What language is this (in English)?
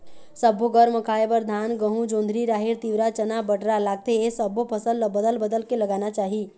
Chhattisgarhi